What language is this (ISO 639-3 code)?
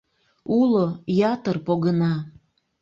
chm